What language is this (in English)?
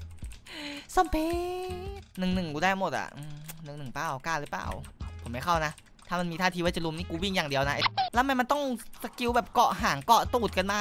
Thai